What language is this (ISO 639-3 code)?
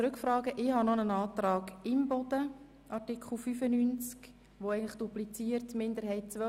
gsw